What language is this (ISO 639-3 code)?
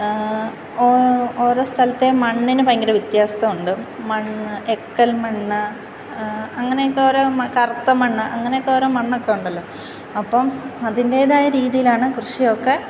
mal